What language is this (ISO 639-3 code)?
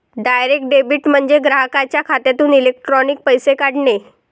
mar